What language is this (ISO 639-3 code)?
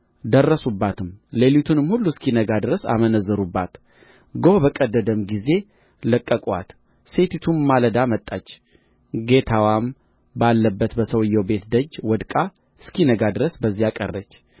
amh